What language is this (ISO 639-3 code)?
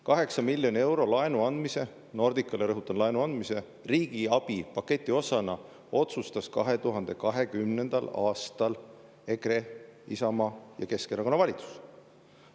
est